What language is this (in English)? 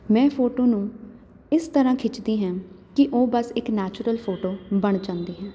Punjabi